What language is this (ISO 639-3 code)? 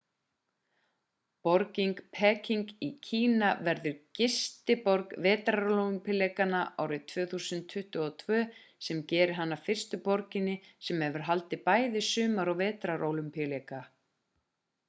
isl